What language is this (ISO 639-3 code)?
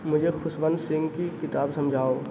urd